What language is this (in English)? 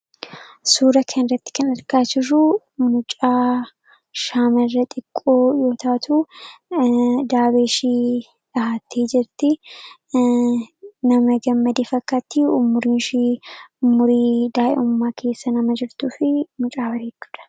Oromo